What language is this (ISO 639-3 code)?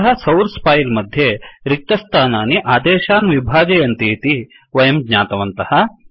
san